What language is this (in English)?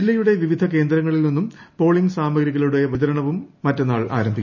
Malayalam